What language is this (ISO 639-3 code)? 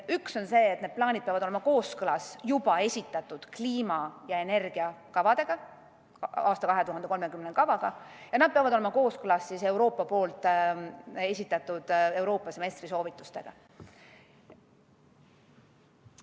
est